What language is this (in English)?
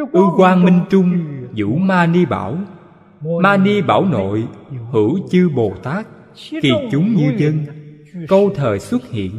Vietnamese